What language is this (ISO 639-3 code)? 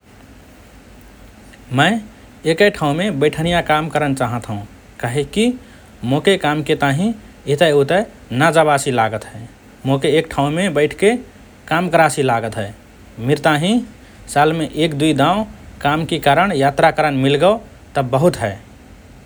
thr